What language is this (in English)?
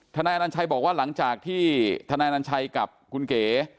Thai